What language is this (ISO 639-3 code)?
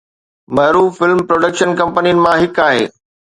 snd